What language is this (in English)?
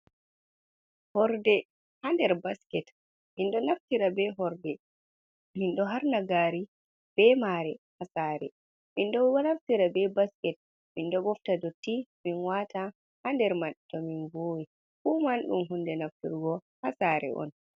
Fula